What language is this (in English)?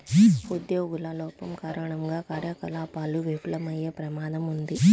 Telugu